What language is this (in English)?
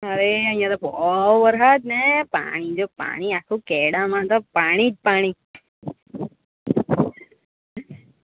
Gujarati